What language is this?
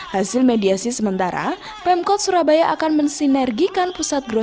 Indonesian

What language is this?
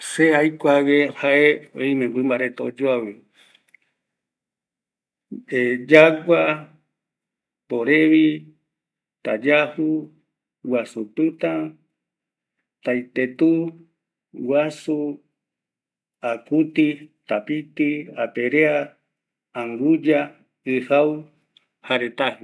Eastern Bolivian Guaraní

